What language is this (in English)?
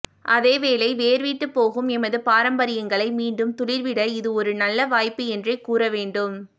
Tamil